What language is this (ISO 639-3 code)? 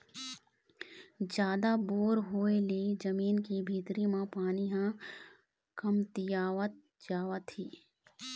hne